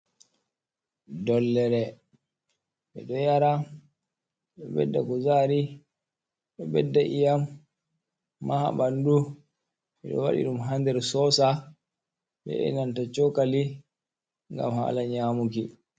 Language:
Fula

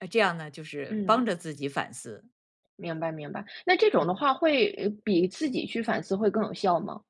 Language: Chinese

